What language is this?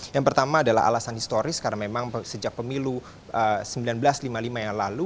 Indonesian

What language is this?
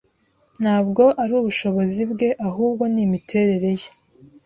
Kinyarwanda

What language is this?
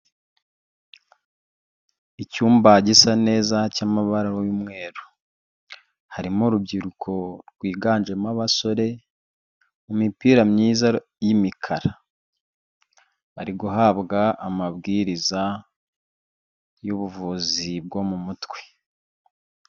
Kinyarwanda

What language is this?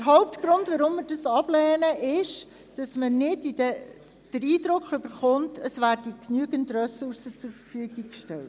Swiss German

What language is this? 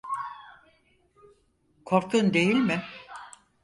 Turkish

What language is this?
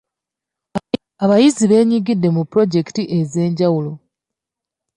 Ganda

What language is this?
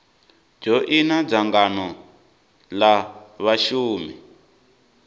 Venda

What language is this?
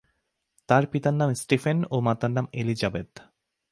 Bangla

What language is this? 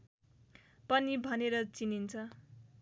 Nepali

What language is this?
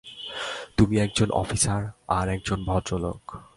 Bangla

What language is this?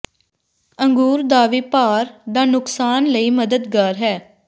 Punjabi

